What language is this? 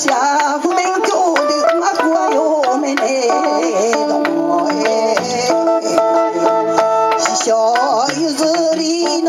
Turkish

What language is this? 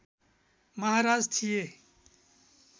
Nepali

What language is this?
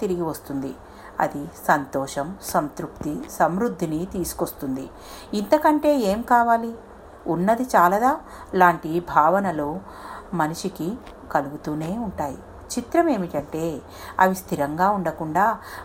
Telugu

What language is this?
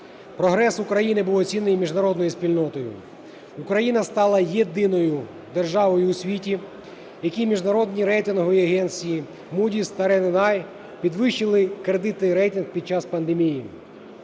Ukrainian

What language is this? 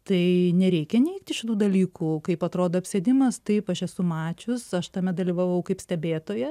Lithuanian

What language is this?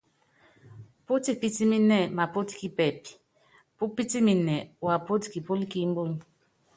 Yangben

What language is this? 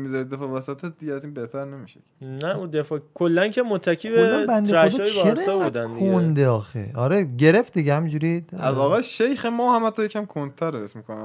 Persian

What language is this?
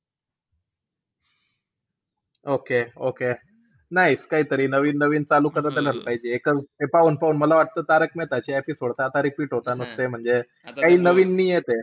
Marathi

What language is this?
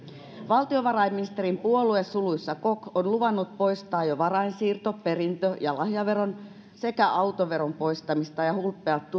Finnish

